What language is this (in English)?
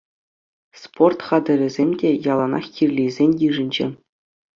Chuvash